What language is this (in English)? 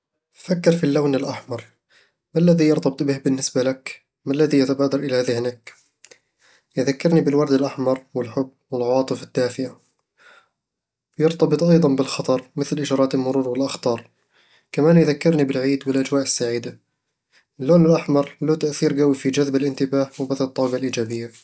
Eastern Egyptian Bedawi Arabic